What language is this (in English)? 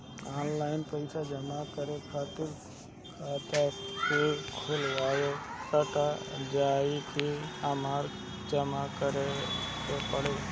Bhojpuri